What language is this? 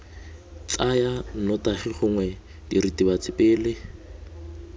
Tswana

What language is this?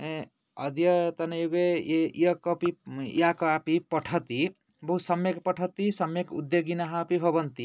Sanskrit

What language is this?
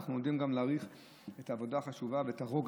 Hebrew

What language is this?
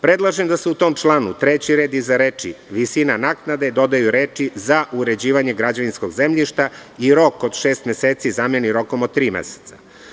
Serbian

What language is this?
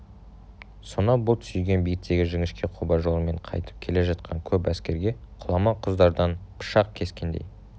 Kazakh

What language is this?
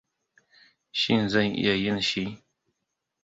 Hausa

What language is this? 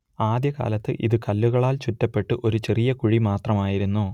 Malayalam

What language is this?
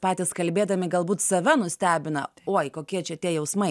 Lithuanian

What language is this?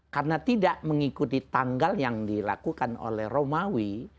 Indonesian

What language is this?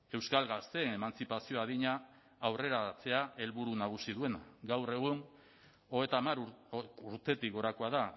Basque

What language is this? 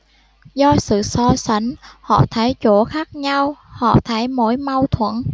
Vietnamese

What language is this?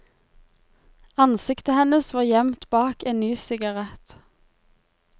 Norwegian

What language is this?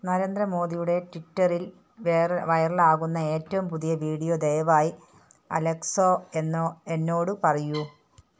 Malayalam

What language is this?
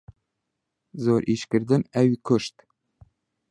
Central Kurdish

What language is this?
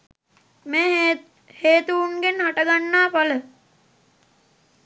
Sinhala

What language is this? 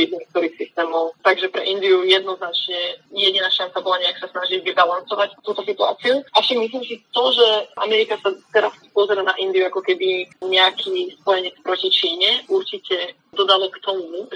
Slovak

